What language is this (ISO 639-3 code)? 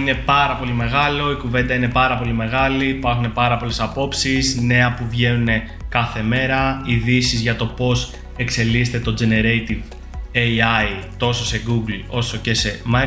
ell